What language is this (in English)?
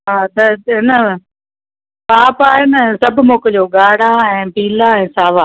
Sindhi